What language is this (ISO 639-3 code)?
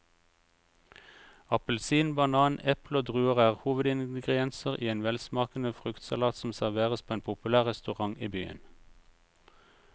nor